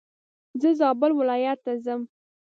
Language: Pashto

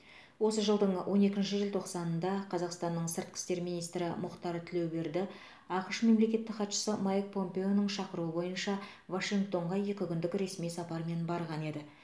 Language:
Kazakh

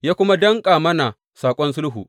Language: Hausa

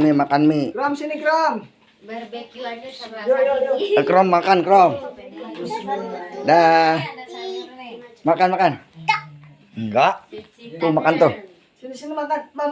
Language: Indonesian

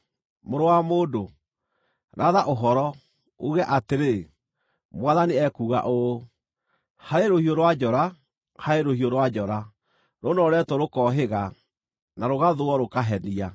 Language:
Kikuyu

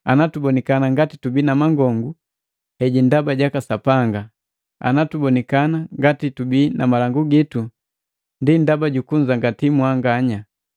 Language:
Matengo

